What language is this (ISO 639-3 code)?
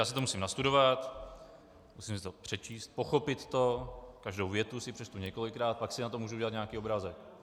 ces